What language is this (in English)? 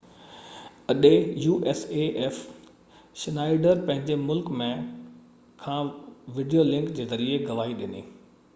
Sindhi